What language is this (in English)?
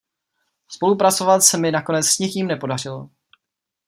Czech